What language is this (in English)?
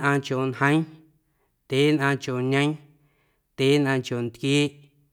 Guerrero Amuzgo